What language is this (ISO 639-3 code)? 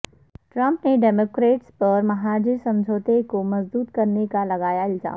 urd